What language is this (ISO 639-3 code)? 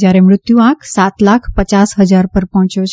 guj